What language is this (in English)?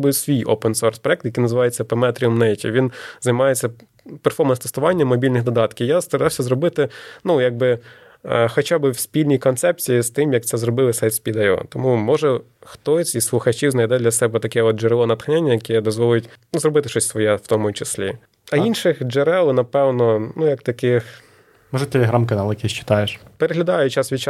Ukrainian